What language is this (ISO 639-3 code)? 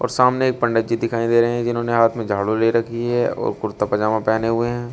hin